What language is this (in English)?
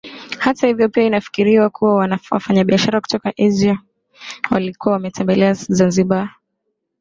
Swahili